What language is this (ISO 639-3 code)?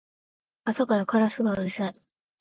jpn